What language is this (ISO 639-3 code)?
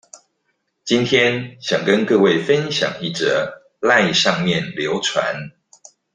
zho